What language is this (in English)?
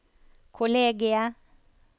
Norwegian